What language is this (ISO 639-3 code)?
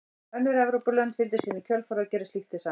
isl